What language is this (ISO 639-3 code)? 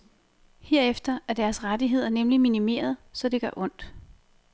dan